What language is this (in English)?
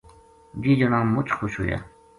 Gujari